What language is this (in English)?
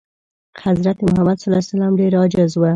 Pashto